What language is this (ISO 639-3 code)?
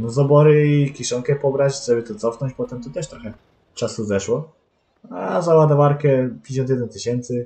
pol